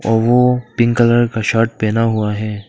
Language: Hindi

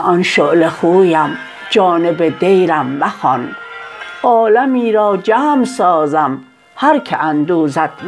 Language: Persian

